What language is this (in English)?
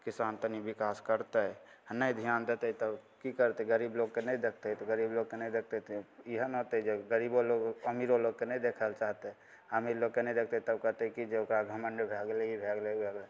Maithili